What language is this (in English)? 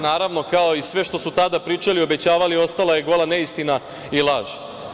Serbian